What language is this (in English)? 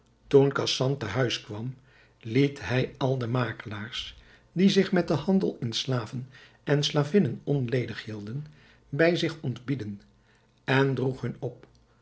Dutch